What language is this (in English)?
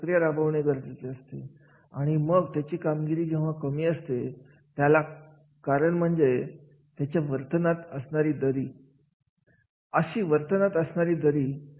Marathi